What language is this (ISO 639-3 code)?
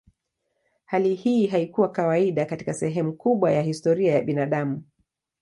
swa